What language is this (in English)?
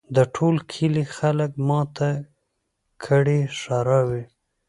Pashto